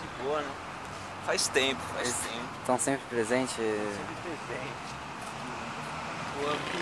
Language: Portuguese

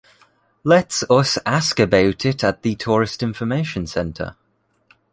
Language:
English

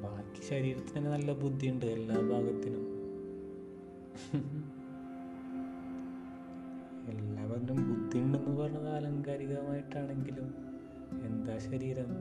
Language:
Malayalam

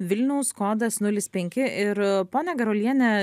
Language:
Lithuanian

